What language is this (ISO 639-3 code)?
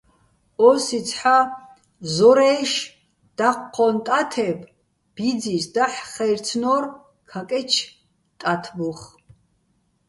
bbl